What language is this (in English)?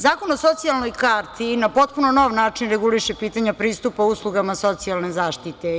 Serbian